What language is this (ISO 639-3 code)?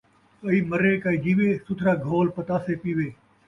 skr